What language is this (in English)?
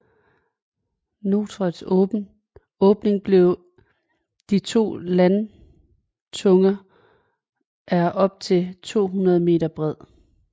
Danish